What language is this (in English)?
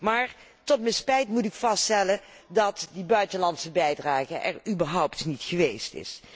Dutch